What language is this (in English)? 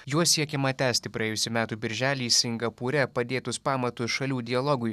Lithuanian